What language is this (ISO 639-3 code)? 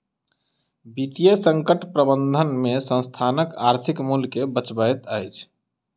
mai